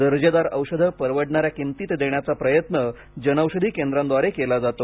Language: Marathi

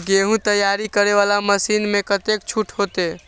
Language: Maithili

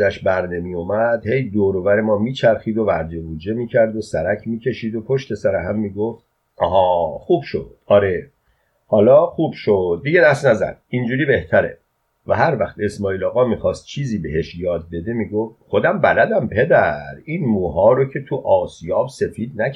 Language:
Persian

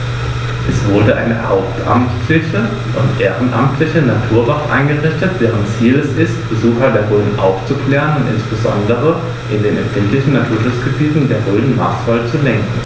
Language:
German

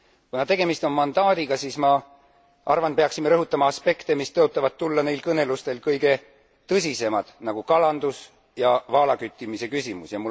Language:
Estonian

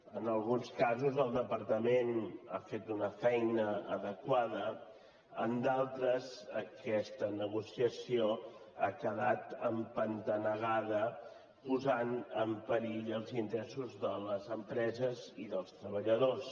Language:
Catalan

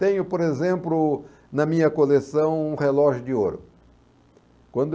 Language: Portuguese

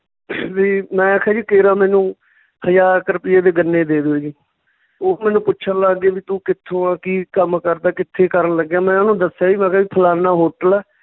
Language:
Punjabi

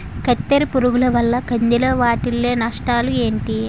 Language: Telugu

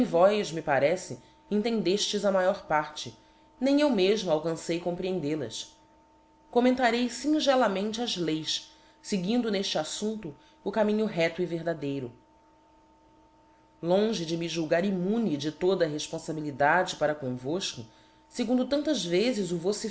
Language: Portuguese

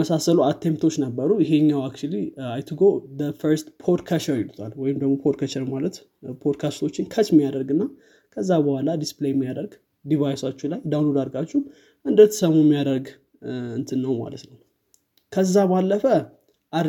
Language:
Amharic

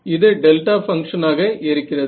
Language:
Tamil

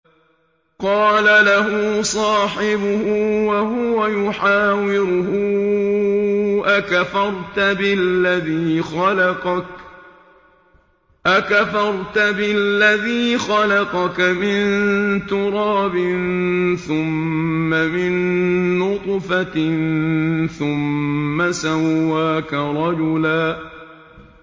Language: Arabic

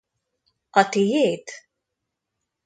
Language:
Hungarian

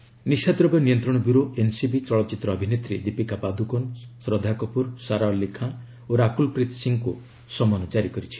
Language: Odia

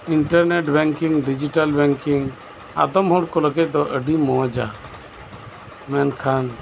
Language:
Santali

